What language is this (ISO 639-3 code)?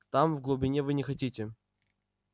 rus